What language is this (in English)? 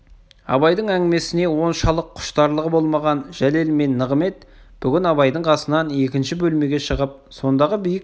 Kazakh